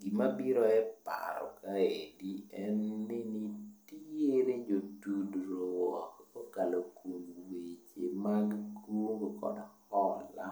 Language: Luo (Kenya and Tanzania)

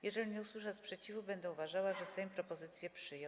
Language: Polish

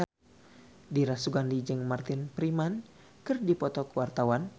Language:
Sundanese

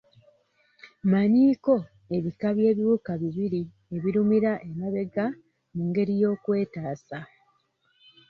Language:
Ganda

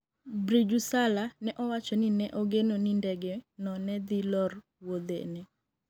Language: Luo (Kenya and Tanzania)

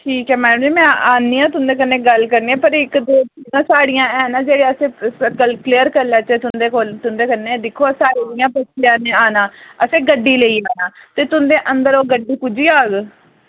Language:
Dogri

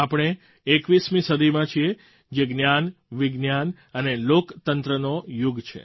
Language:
Gujarati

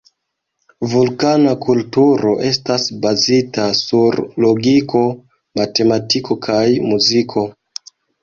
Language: Esperanto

